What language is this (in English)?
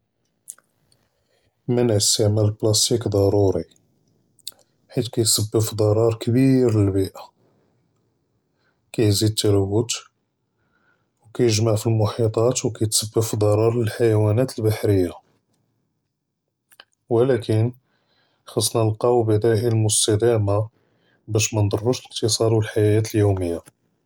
Judeo-Arabic